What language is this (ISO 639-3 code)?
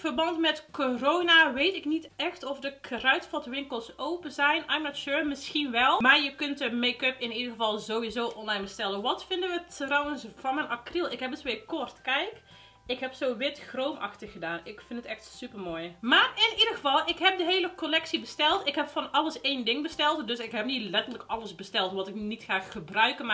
nld